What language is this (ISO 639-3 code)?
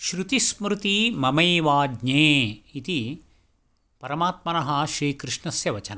san